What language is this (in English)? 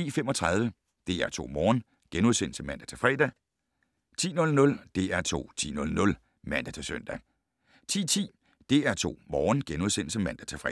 Danish